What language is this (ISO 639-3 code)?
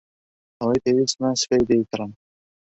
ckb